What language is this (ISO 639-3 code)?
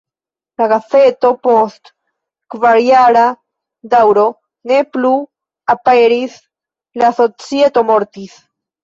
epo